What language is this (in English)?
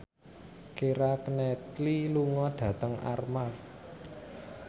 Javanese